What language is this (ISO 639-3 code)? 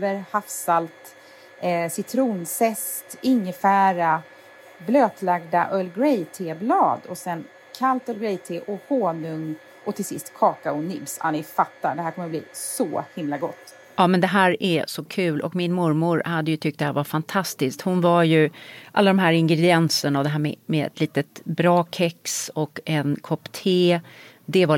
swe